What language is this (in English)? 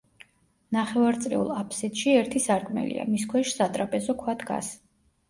Georgian